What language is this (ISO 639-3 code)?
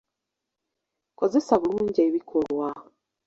lug